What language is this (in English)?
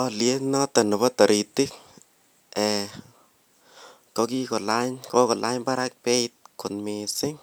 Kalenjin